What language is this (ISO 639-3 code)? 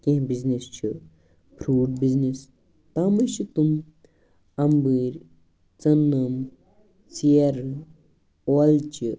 kas